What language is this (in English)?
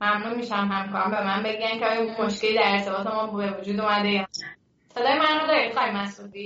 Persian